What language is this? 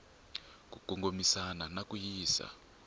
Tsonga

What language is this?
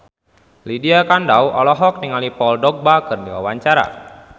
Sundanese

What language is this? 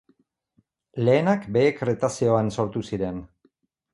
Basque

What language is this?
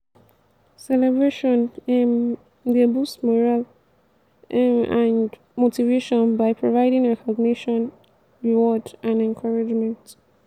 Nigerian Pidgin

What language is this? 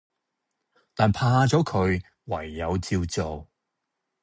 Cantonese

